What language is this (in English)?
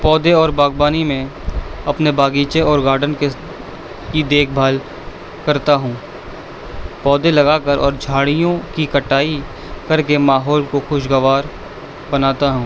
Urdu